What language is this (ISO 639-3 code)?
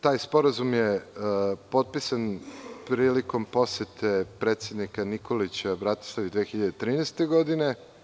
srp